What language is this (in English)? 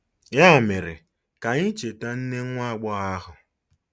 Igbo